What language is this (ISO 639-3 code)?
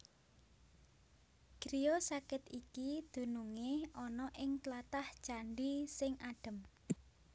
jav